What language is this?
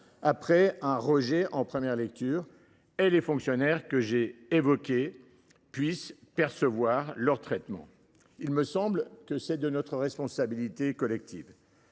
French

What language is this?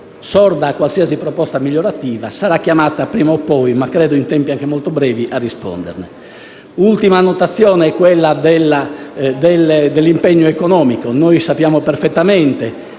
Italian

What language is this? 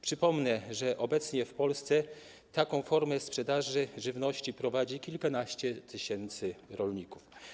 Polish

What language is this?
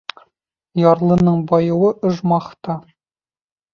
Bashkir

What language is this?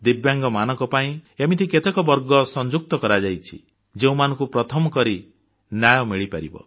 Odia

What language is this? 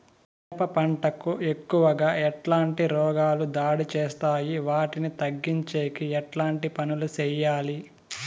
Telugu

